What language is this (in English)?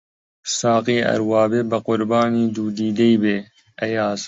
Central Kurdish